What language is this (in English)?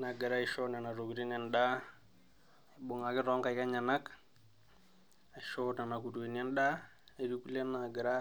Masai